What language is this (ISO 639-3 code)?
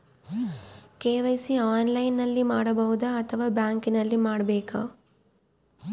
kan